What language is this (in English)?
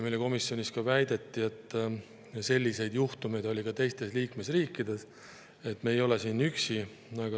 Estonian